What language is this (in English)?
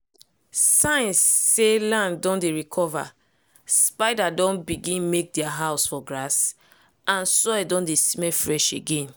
Nigerian Pidgin